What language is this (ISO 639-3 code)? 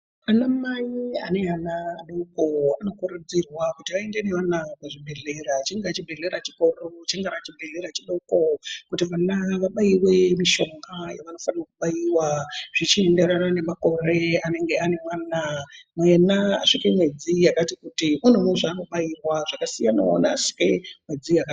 ndc